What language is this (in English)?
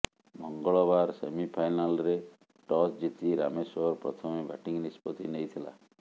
Odia